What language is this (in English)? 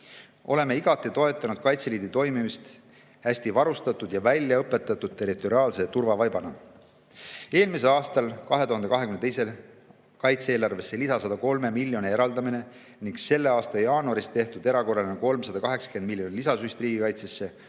Estonian